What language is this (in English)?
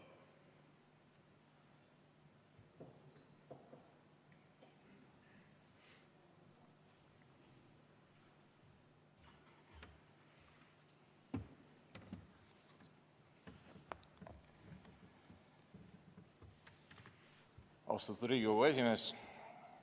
Estonian